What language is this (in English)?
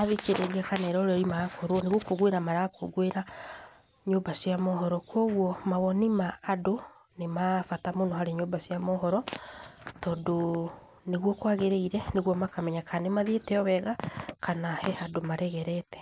Kikuyu